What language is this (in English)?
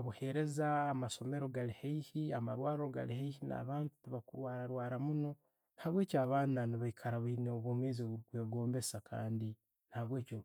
Tooro